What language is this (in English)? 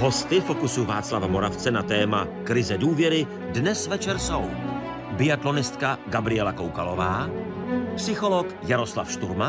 Czech